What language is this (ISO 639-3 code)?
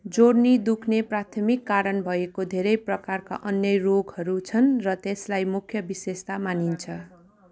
nep